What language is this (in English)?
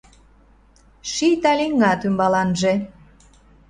Mari